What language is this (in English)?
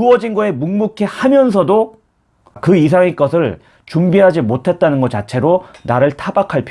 Korean